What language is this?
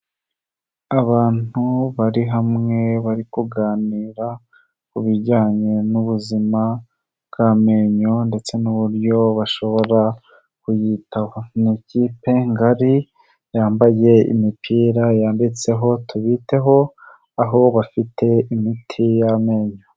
Kinyarwanda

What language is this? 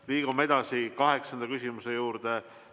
Estonian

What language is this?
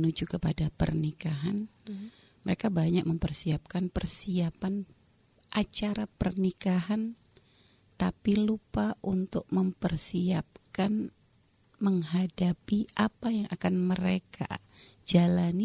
Indonesian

